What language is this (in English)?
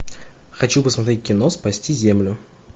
Russian